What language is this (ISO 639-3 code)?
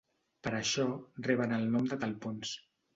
cat